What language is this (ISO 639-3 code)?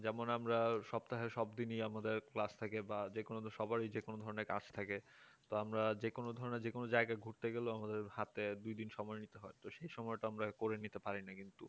ben